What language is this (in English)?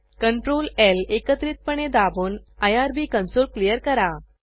Marathi